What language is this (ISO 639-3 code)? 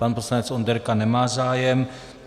ces